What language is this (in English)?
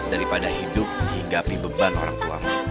Indonesian